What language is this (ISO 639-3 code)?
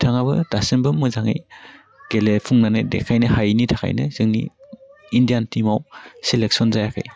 brx